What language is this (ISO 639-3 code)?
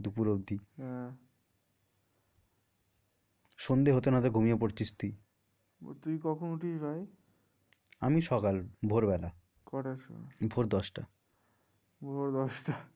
ben